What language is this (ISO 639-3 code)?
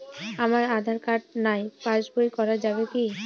ben